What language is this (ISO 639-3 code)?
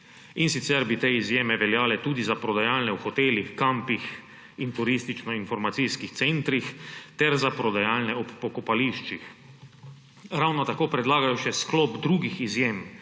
slv